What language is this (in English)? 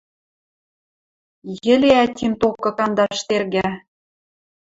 Western Mari